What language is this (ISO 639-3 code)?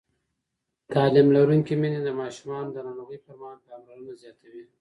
pus